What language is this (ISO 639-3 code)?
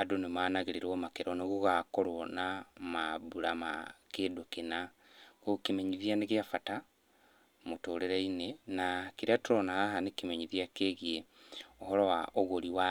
kik